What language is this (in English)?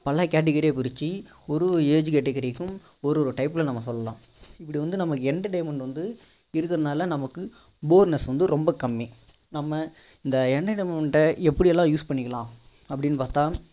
Tamil